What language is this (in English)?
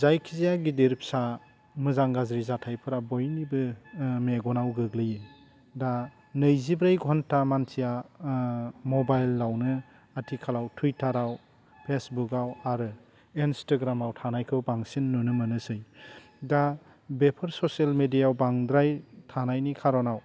Bodo